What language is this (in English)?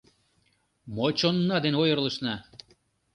Mari